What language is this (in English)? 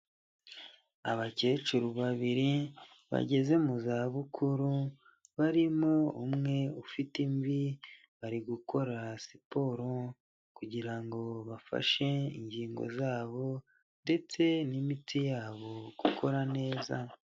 Kinyarwanda